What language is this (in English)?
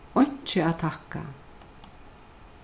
Faroese